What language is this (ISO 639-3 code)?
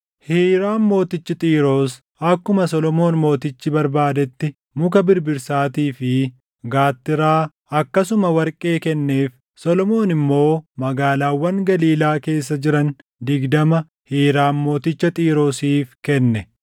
orm